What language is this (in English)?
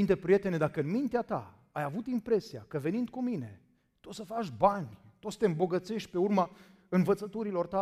Romanian